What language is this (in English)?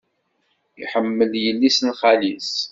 Kabyle